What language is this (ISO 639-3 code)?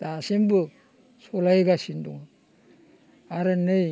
brx